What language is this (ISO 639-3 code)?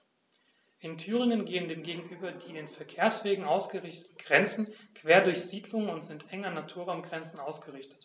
deu